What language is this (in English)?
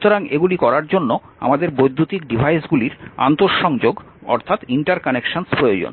Bangla